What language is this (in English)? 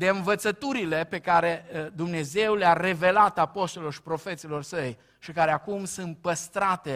Romanian